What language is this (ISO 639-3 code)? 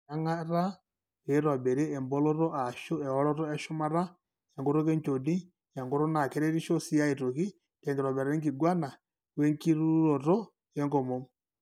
mas